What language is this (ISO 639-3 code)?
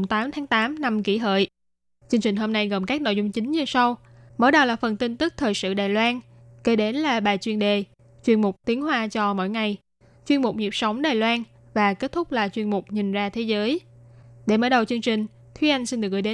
vie